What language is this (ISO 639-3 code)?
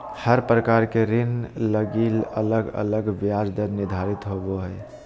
mag